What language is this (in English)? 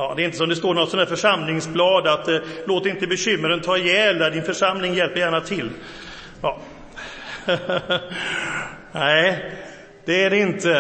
Swedish